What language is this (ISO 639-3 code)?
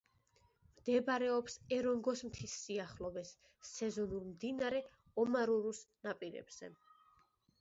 kat